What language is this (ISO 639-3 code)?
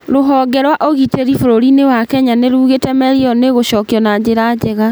kik